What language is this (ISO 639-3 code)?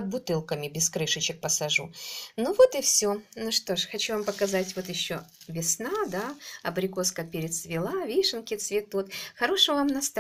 rus